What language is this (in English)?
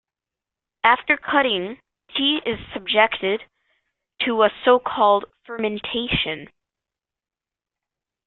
English